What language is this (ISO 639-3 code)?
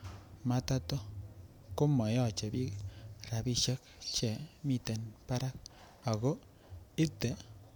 kln